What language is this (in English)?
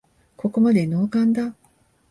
Japanese